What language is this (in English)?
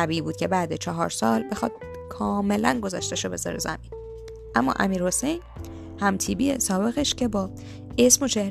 Persian